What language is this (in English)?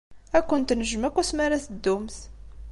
Kabyle